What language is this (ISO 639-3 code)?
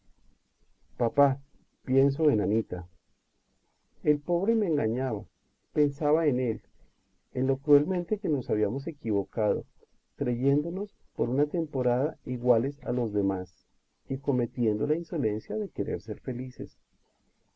spa